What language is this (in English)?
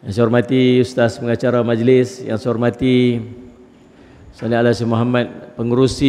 Malay